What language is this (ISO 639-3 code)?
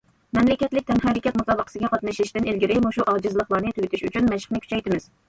uig